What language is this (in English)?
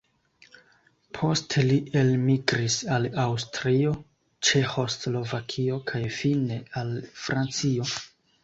Esperanto